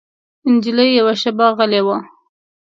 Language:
Pashto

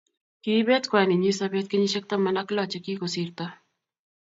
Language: Kalenjin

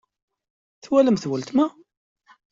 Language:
Kabyle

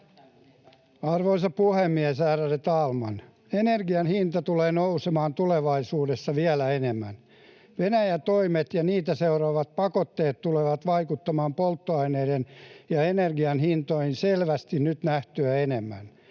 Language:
Finnish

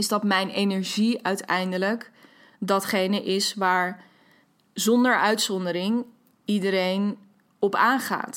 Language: Dutch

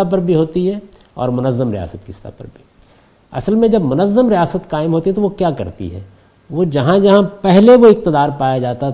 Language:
Urdu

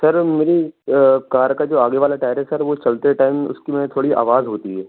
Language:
Urdu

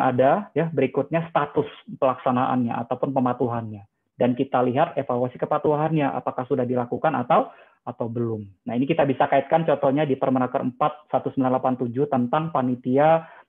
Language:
Indonesian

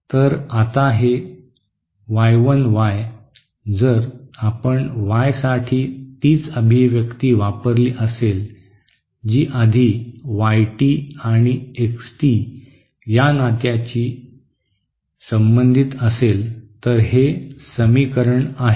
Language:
Marathi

